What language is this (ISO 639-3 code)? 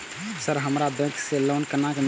mai